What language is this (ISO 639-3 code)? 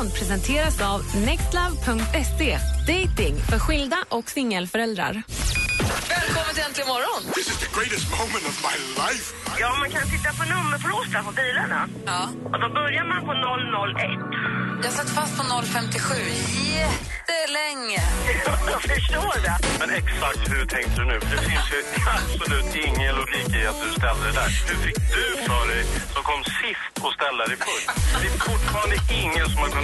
swe